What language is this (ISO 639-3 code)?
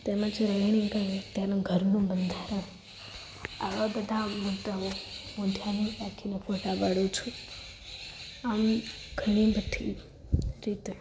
guj